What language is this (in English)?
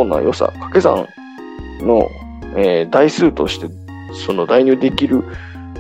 Japanese